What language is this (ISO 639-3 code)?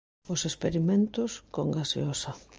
glg